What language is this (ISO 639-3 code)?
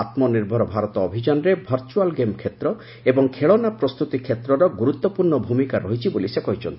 ori